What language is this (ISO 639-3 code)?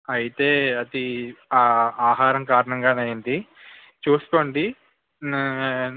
tel